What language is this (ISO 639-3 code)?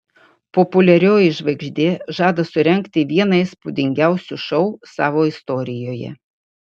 lit